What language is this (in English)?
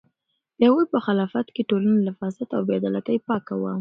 Pashto